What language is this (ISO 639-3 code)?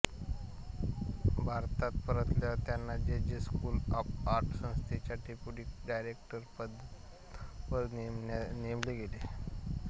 mar